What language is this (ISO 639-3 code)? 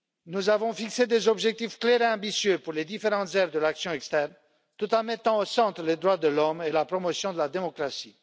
fra